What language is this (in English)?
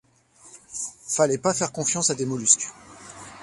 French